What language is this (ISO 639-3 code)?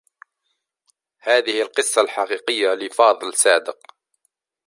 ara